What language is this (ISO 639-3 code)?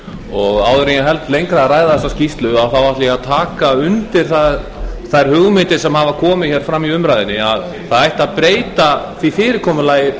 isl